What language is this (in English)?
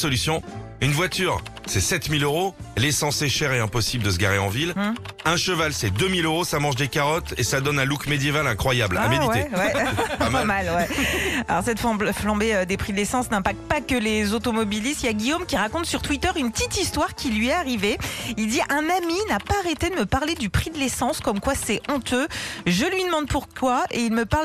French